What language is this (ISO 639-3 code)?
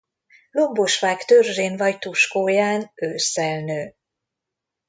hun